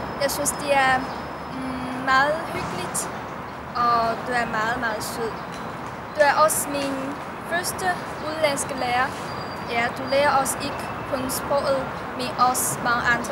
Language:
Danish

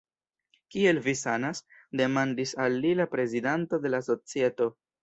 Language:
Esperanto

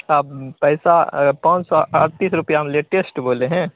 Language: Hindi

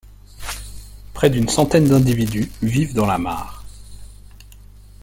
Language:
French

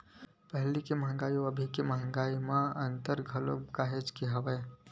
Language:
Chhattisgarhi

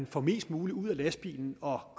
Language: Danish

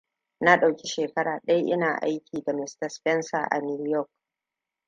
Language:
Hausa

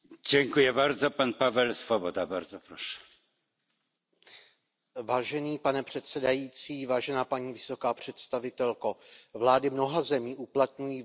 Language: Czech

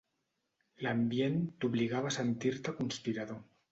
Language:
Catalan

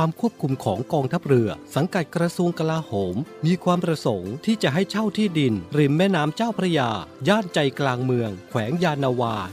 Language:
Thai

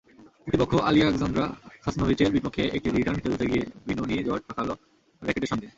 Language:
Bangla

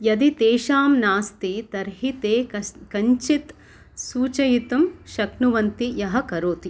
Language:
Sanskrit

